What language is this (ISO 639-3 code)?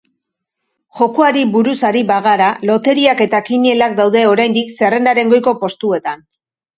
eus